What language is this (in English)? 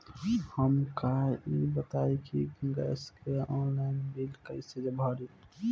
Bhojpuri